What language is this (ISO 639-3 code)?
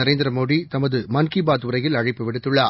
tam